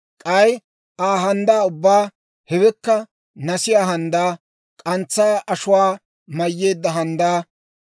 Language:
Dawro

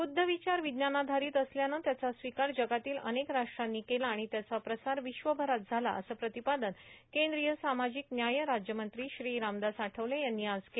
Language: Marathi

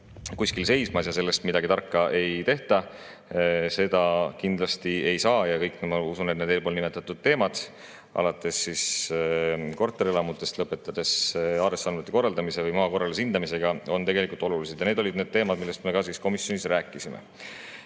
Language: Estonian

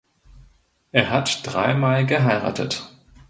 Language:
German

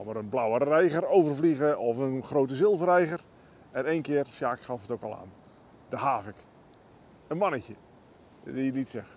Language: Dutch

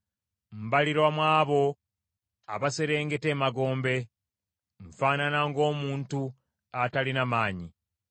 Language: Ganda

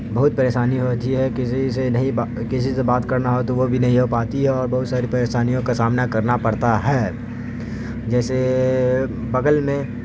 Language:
Urdu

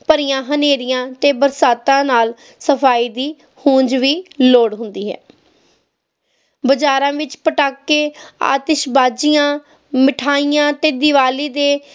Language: Punjabi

